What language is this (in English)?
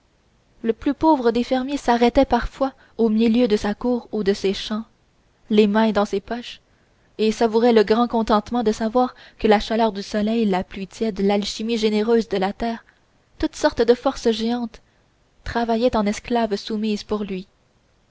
French